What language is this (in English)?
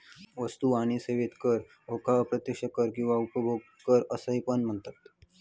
Marathi